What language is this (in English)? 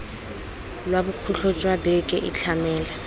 Tswana